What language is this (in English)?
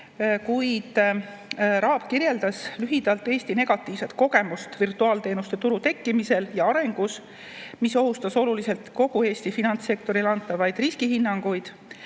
Estonian